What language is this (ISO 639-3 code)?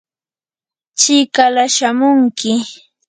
qur